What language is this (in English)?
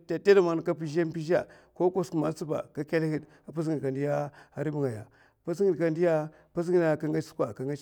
Mafa